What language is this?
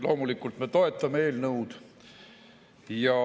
Estonian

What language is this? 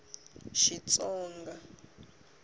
Tsonga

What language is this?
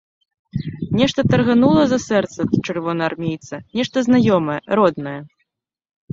Belarusian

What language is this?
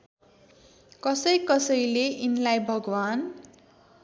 Nepali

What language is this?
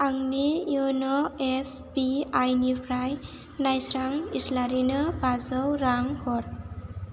Bodo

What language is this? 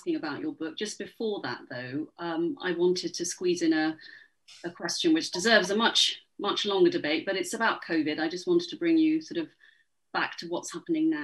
English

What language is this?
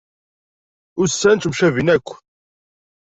Kabyle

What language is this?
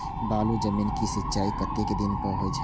Maithili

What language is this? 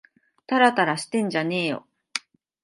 Japanese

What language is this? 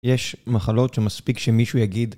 Hebrew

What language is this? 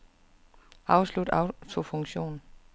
Danish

